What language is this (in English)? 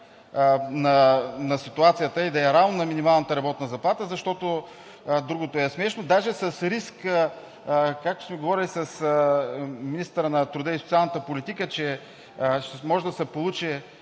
Bulgarian